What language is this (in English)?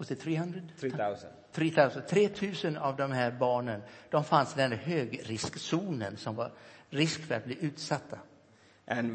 Swedish